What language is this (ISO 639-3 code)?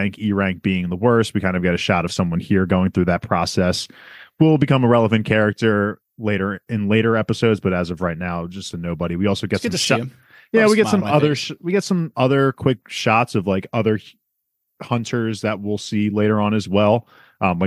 eng